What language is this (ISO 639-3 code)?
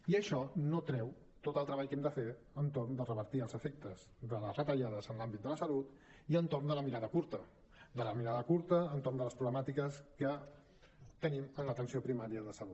cat